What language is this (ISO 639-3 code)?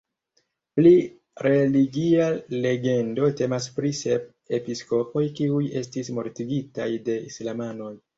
epo